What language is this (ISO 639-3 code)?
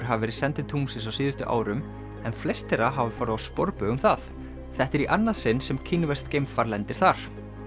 isl